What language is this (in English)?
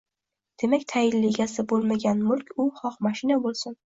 Uzbek